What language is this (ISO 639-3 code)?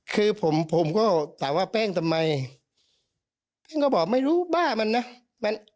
tha